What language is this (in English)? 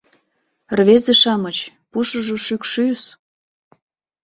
Mari